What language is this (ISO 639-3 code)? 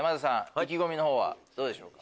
jpn